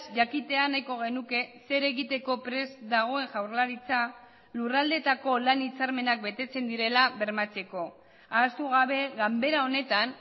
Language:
Basque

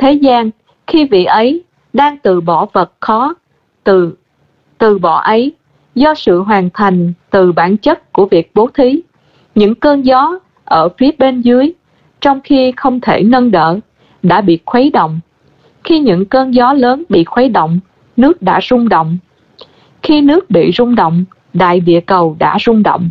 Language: Vietnamese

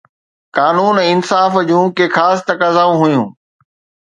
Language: Sindhi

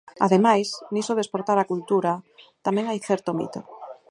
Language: Galician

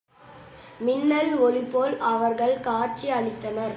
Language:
Tamil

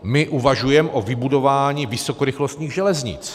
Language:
Czech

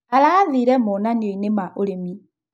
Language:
Kikuyu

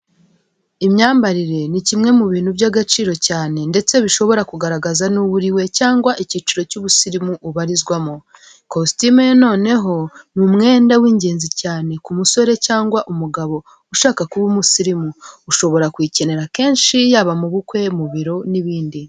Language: Kinyarwanda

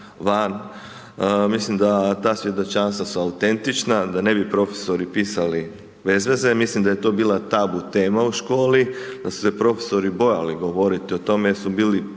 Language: Croatian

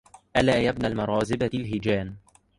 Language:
Arabic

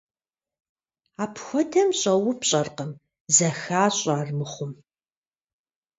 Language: Kabardian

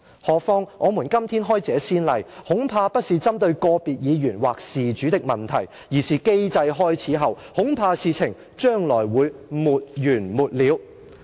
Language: Cantonese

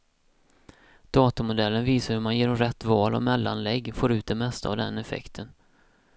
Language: Swedish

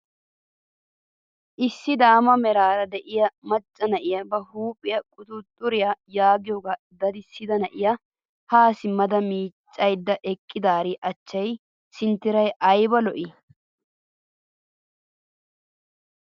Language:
Wolaytta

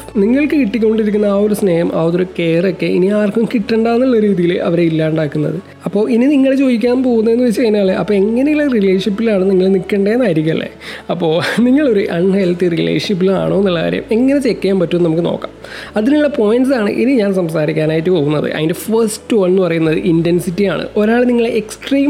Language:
Malayalam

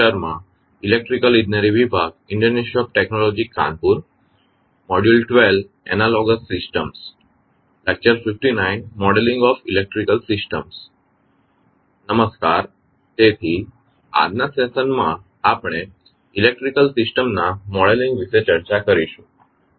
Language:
Gujarati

